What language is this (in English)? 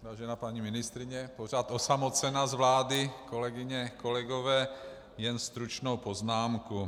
Czech